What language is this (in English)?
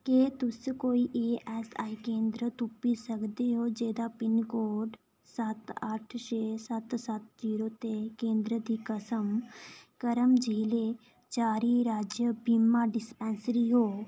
Dogri